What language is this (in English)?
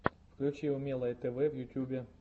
Russian